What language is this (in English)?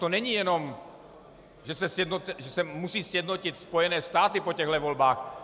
Czech